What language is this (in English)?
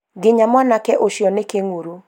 Kikuyu